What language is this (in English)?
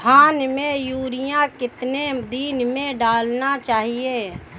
Hindi